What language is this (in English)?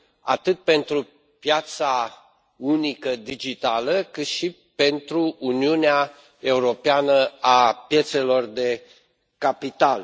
Romanian